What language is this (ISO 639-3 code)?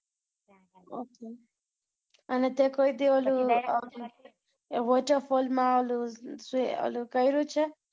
guj